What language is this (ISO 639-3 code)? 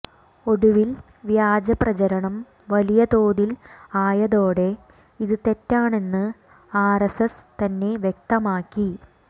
mal